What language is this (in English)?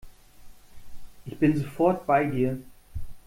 German